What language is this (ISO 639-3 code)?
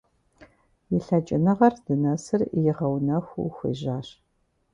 kbd